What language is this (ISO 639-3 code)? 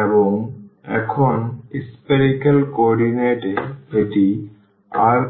ben